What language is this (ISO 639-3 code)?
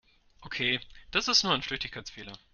deu